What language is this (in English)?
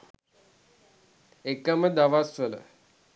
Sinhala